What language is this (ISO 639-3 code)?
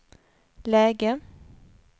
swe